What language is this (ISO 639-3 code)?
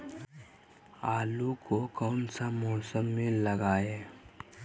mag